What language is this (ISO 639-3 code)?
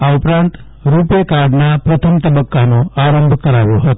guj